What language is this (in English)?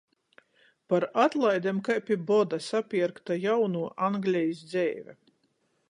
Latgalian